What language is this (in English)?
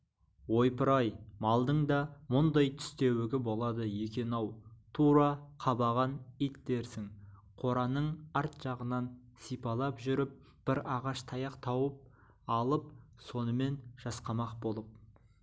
Kazakh